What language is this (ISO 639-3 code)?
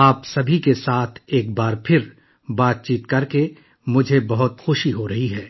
urd